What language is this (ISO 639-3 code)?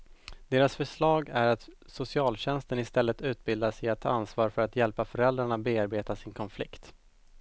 swe